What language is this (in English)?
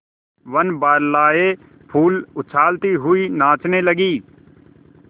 Hindi